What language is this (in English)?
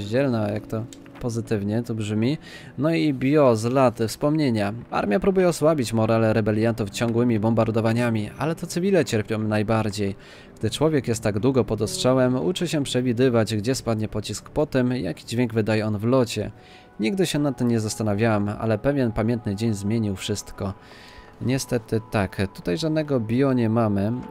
Polish